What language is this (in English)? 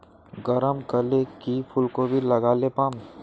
Magahi